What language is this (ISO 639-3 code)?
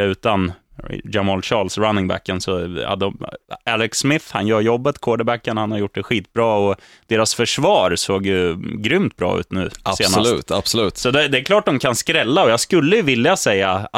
swe